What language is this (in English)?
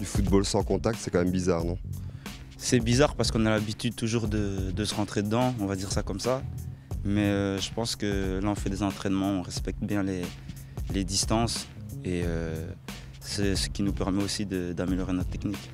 French